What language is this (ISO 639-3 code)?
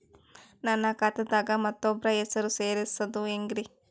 kan